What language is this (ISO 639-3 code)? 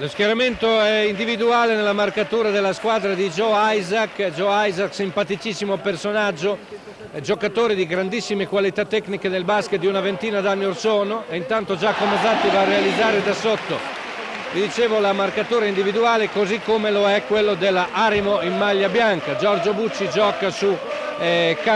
ita